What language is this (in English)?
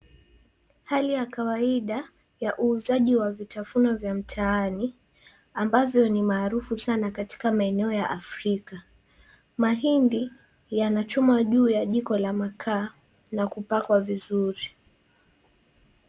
Swahili